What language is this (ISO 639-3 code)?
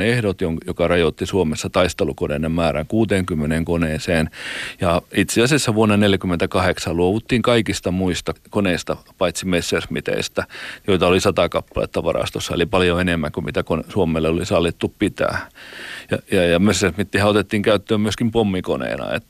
fin